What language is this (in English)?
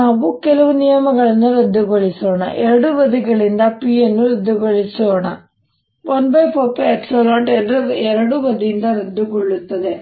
Kannada